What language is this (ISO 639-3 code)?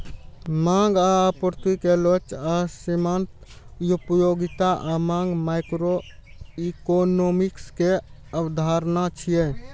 mai